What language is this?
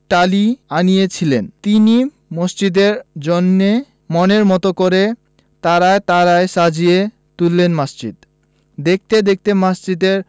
Bangla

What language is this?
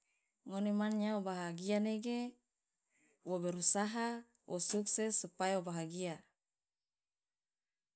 Loloda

